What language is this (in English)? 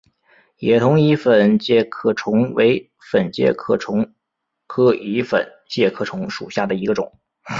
Chinese